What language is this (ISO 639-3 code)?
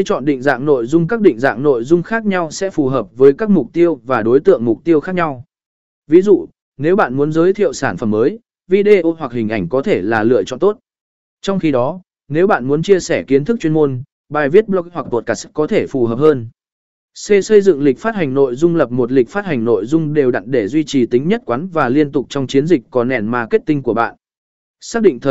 vie